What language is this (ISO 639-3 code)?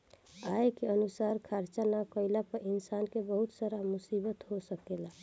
bho